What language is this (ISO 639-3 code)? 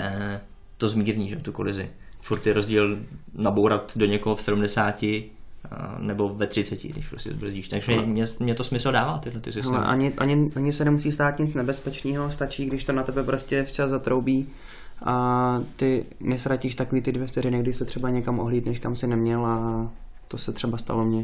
ces